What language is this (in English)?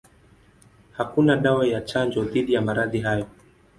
Swahili